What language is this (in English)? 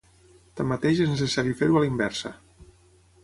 Catalan